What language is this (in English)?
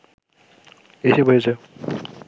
Bangla